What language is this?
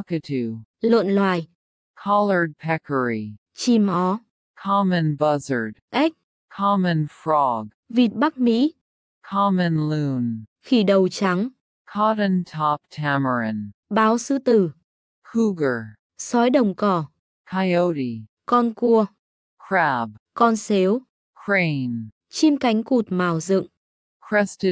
Vietnamese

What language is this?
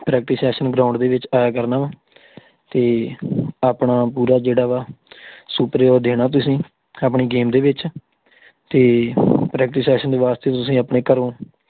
Punjabi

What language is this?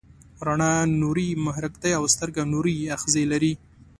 Pashto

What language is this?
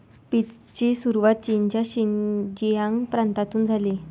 Marathi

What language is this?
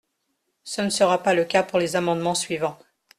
French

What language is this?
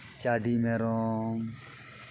Santali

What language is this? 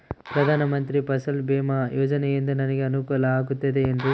Kannada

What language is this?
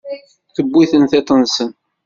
Kabyle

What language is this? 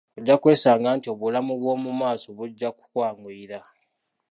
Ganda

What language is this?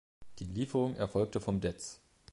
German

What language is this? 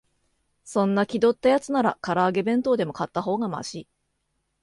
Japanese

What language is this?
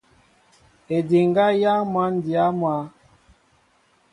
Mbo (Cameroon)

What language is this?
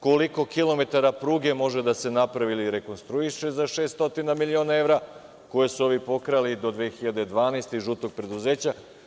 Serbian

